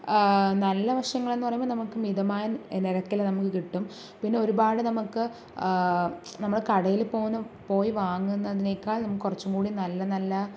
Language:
Malayalam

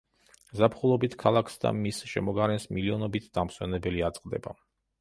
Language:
Georgian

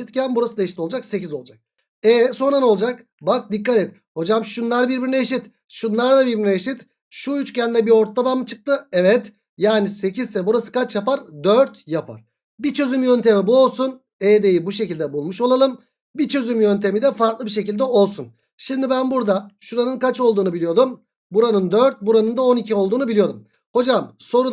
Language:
Turkish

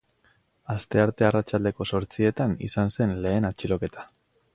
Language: Basque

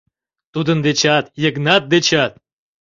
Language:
Mari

